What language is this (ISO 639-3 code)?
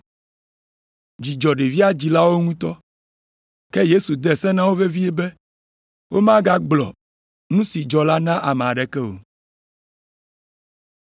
ewe